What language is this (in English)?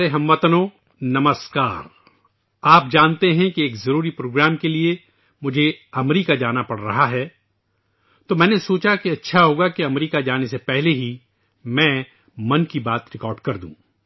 Urdu